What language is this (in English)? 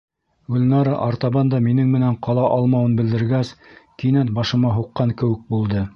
Bashkir